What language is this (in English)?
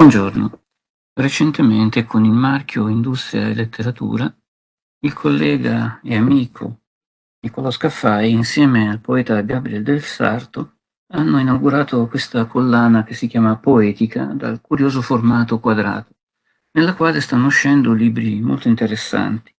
Italian